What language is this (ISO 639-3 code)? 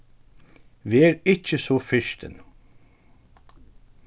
fao